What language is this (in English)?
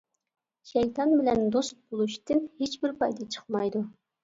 Uyghur